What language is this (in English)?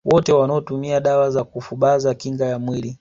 Swahili